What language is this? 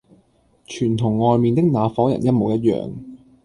Cantonese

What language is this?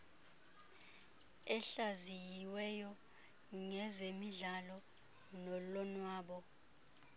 Xhosa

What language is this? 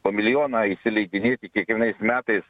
Lithuanian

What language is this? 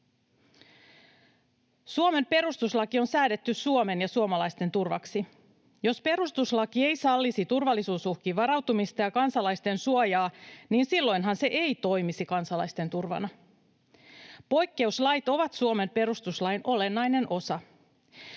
Finnish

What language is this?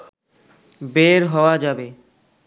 Bangla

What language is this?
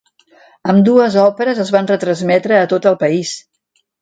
Catalan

